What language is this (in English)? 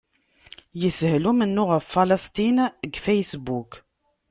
Kabyle